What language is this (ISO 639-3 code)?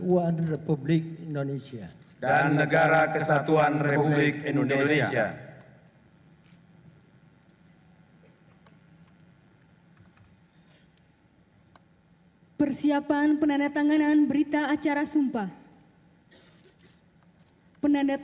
ind